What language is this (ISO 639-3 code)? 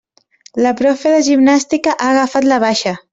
cat